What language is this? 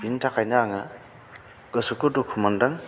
Bodo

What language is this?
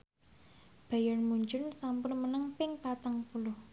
Javanese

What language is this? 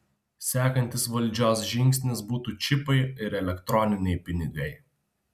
Lithuanian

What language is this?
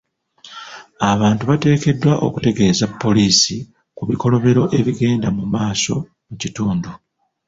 Ganda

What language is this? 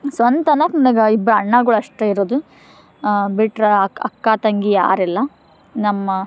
Kannada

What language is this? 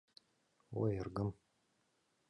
Mari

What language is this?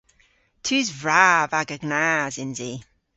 Cornish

